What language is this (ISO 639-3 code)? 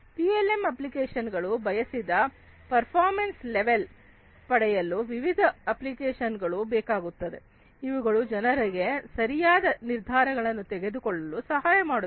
kan